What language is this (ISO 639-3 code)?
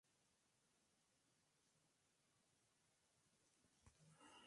spa